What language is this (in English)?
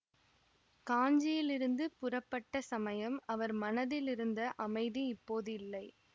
Tamil